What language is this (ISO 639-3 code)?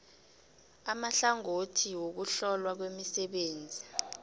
nbl